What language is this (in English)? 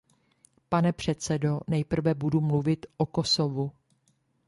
Czech